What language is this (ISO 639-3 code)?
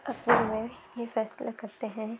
urd